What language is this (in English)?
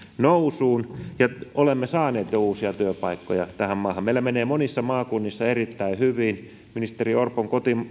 Finnish